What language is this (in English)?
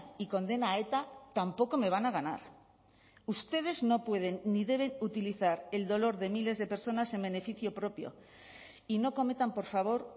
Spanish